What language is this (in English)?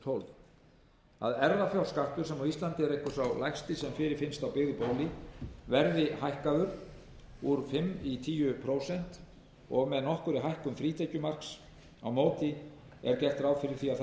Icelandic